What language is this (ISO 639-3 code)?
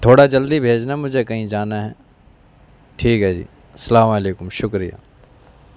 urd